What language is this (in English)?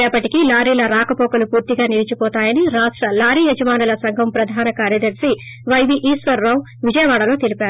Telugu